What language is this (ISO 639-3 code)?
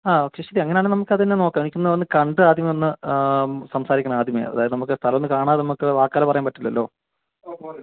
mal